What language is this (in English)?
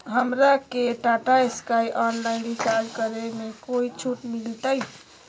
Magahi